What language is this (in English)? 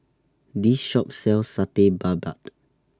English